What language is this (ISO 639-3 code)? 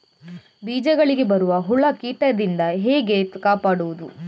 kan